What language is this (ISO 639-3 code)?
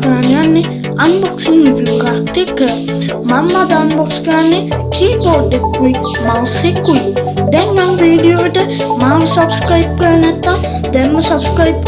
sin